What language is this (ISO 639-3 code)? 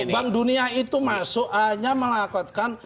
ind